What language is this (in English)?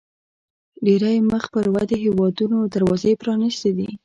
Pashto